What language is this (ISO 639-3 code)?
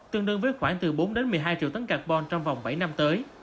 vie